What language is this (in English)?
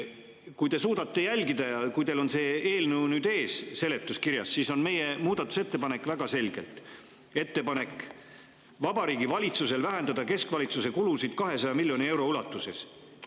Estonian